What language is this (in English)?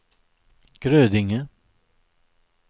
Swedish